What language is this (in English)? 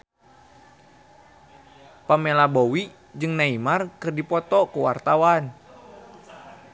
Sundanese